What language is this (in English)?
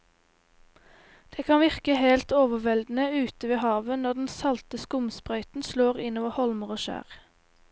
Norwegian